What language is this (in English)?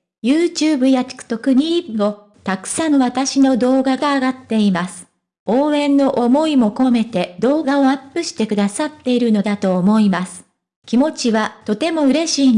Japanese